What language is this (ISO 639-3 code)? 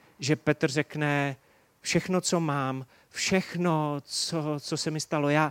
ces